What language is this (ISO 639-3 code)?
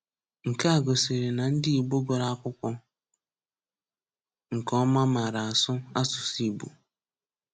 ibo